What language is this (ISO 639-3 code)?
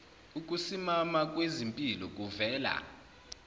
zul